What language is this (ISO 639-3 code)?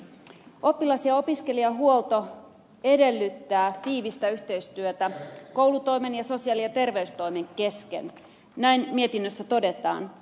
fin